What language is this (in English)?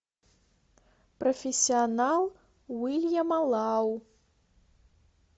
Russian